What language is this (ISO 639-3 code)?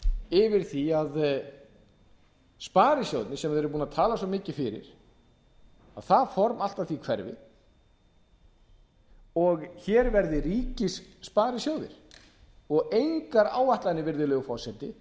isl